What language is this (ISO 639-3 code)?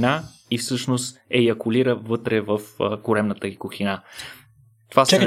bul